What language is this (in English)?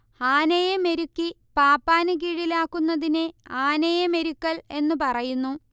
Malayalam